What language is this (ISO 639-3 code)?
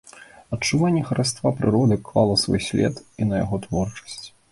bel